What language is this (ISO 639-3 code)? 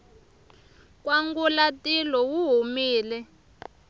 tso